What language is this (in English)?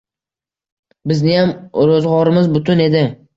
Uzbek